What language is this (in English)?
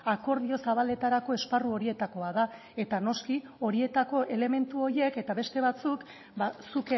Basque